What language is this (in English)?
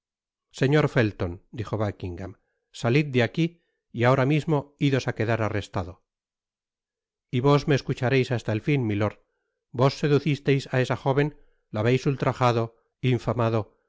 Spanish